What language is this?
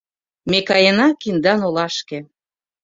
Mari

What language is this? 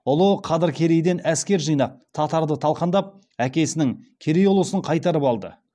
Kazakh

